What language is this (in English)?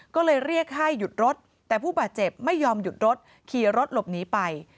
Thai